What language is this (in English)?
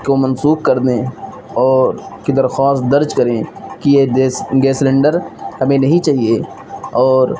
Urdu